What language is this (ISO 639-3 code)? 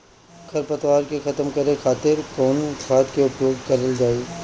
bho